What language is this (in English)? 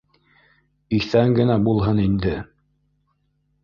Bashkir